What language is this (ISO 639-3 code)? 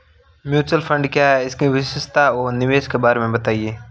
hin